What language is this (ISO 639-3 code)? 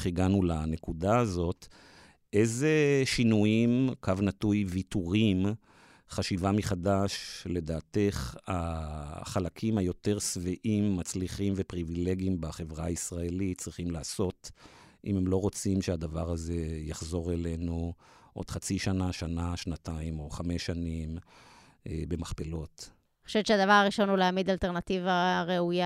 heb